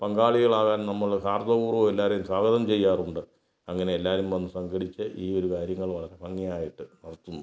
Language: Malayalam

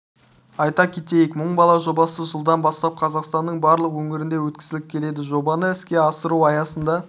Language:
Kazakh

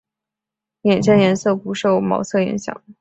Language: Chinese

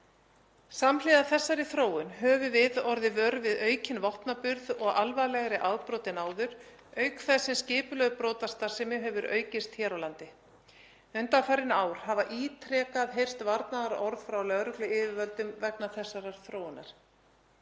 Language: Icelandic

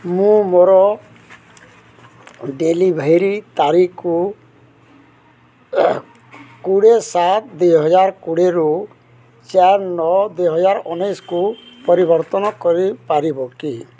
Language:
Odia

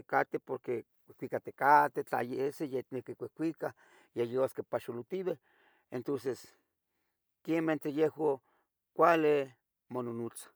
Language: Tetelcingo Nahuatl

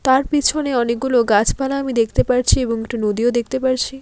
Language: Bangla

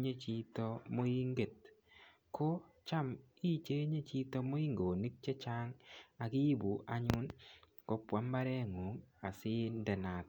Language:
Kalenjin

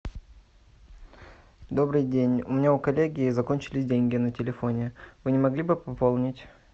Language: Russian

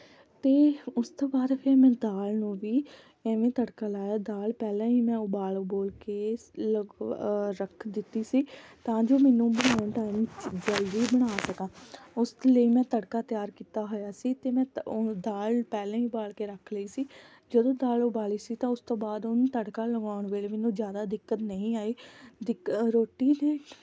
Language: Punjabi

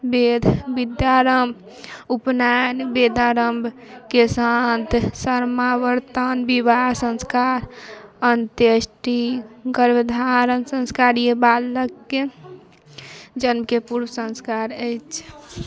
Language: Maithili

